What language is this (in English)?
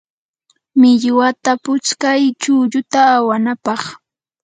Yanahuanca Pasco Quechua